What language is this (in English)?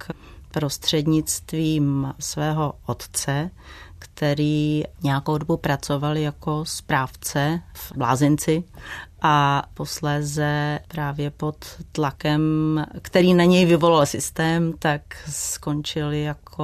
Czech